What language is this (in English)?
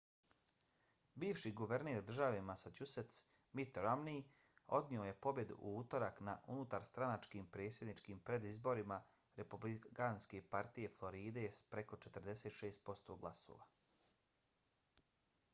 Bosnian